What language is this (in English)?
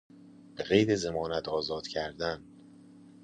Persian